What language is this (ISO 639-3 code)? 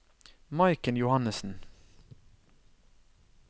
nor